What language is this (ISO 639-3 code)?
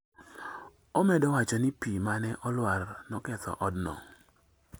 luo